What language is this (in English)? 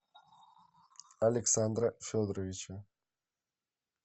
Russian